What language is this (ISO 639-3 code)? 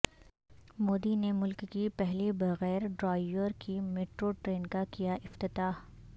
urd